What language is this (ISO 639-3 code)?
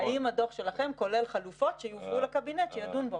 heb